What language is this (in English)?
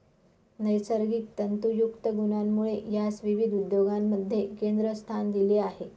Marathi